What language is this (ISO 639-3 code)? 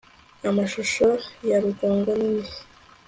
kin